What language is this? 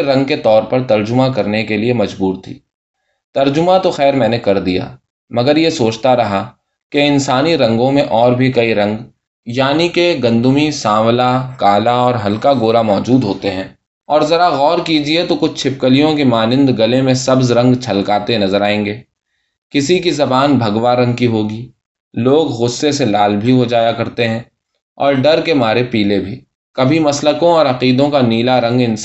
Urdu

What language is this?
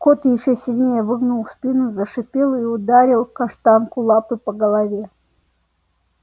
Russian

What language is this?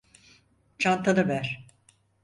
Turkish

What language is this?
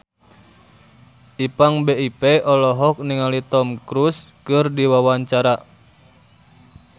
Sundanese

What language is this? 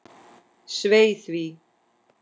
Icelandic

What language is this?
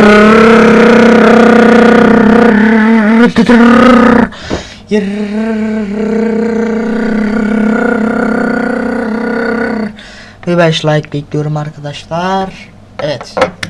Turkish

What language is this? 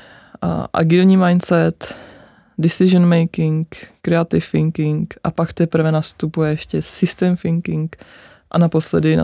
Czech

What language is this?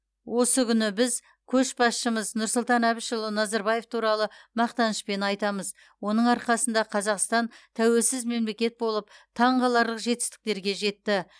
Kazakh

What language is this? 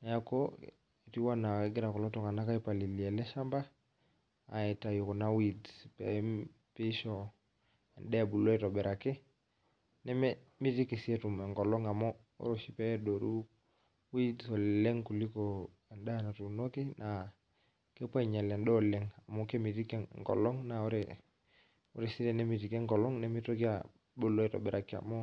Masai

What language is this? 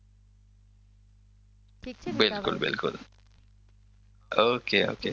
Gujarati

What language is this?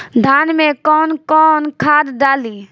Bhojpuri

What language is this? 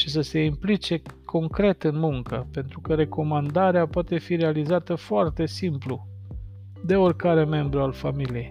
Romanian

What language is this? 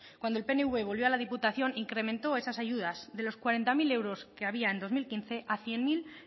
Spanish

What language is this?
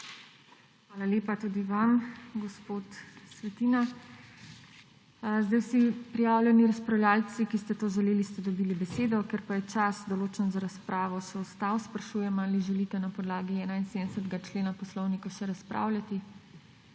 Slovenian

